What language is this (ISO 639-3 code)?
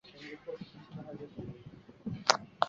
zho